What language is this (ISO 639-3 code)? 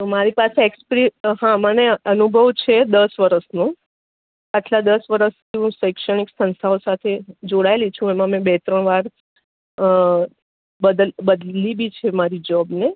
guj